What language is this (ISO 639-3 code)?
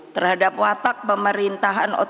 ind